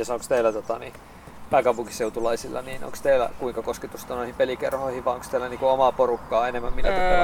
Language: Finnish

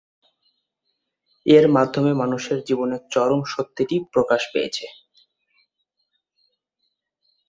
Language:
Bangla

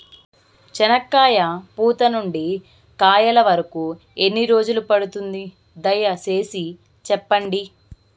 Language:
Telugu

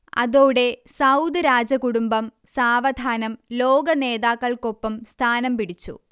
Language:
Malayalam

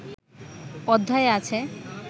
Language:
Bangla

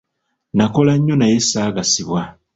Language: Ganda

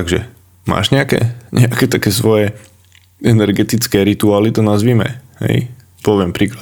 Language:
Slovak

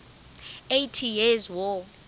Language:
Southern Sotho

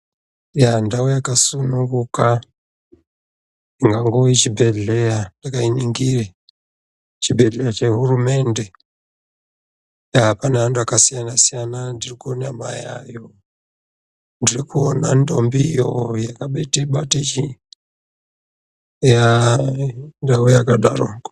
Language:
Ndau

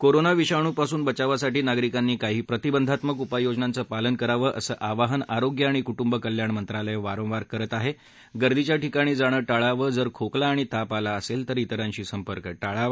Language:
Marathi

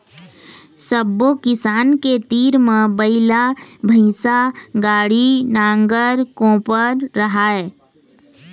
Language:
Chhattisgarhi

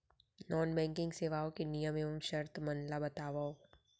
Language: Chhattisgarhi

